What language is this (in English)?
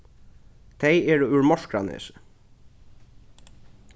Faroese